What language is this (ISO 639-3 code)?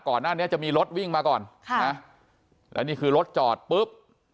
tha